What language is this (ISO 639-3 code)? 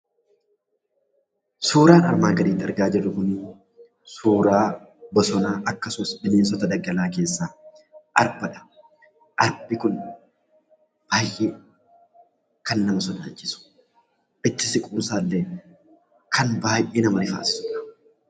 orm